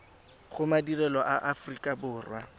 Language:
Tswana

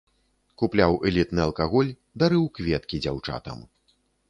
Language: Belarusian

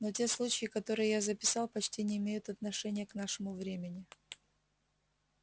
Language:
Russian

